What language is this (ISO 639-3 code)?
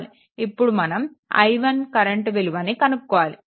tel